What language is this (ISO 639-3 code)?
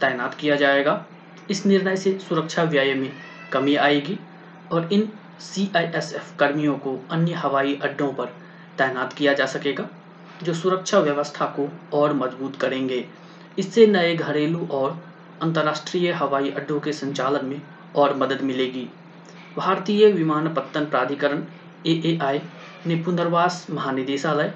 hin